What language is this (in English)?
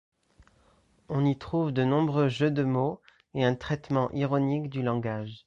French